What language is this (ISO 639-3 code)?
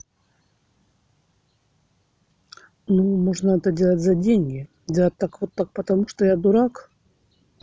rus